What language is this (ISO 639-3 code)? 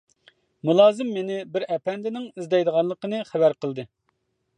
uig